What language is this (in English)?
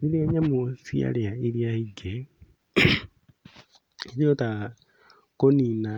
Kikuyu